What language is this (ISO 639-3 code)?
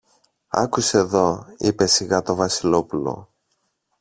ell